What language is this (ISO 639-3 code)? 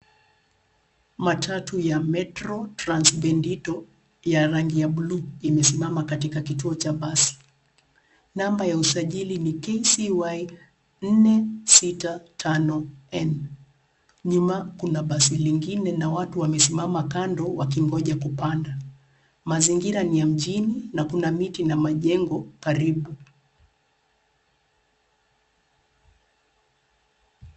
swa